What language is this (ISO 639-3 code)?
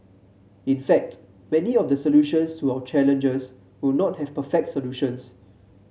eng